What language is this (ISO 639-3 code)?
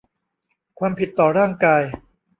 tha